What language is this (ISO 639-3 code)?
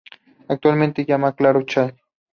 spa